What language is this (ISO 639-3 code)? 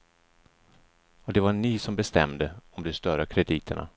swe